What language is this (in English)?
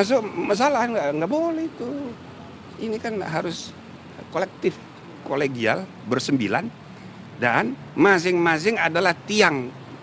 Indonesian